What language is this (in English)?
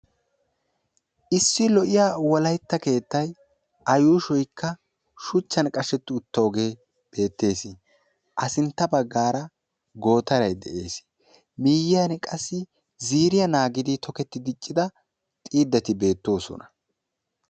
Wolaytta